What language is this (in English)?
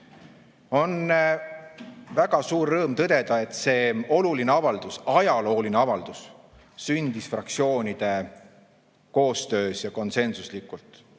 Estonian